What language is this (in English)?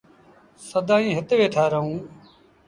Sindhi Bhil